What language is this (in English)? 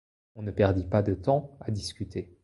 French